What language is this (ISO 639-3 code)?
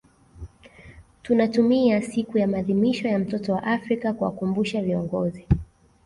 swa